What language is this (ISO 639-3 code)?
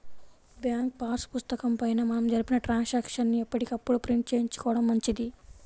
tel